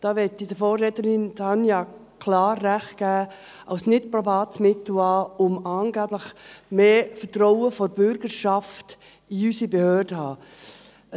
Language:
Swiss German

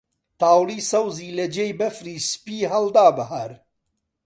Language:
Central Kurdish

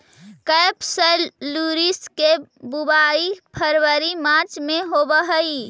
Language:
Magahi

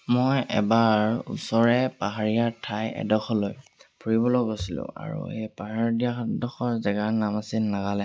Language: Assamese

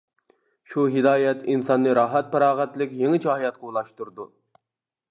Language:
Uyghur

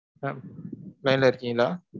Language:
Tamil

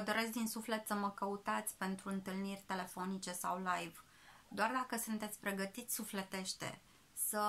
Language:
Romanian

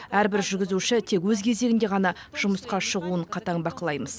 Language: Kazakh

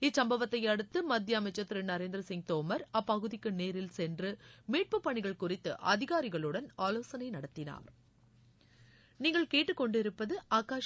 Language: Tamil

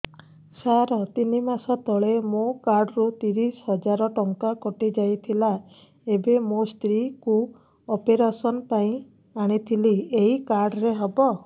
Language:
Odia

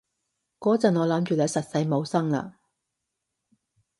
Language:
Cantonese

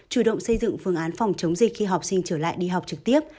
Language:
Vietnamese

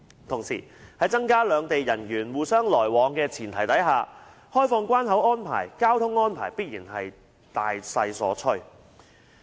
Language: Cantonese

